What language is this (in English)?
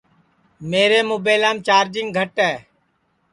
Sansi